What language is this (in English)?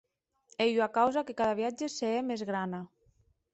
Occitan